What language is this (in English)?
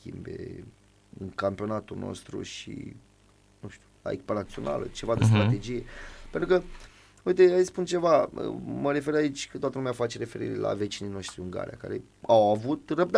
Romanian